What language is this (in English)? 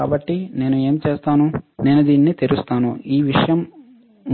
Telugu